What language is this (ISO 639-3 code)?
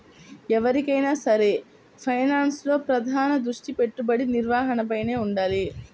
tel